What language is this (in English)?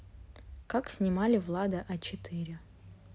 Russian